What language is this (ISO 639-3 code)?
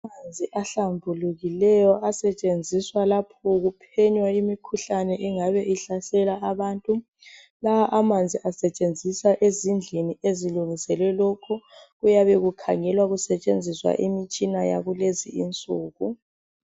nde